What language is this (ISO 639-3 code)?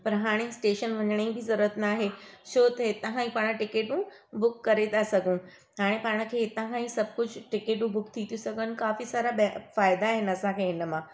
snd